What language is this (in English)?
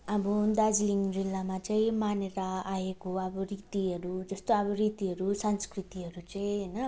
Nepali